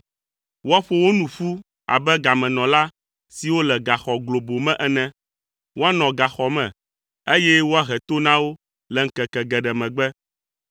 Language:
Ewe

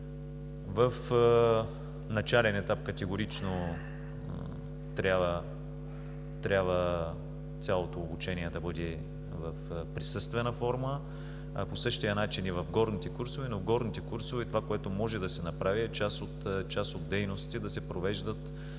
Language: Bulgarian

